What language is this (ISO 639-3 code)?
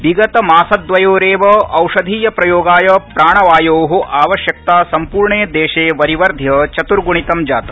san